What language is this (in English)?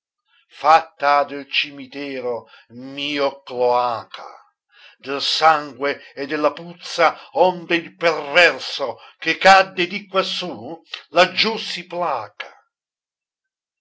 Italian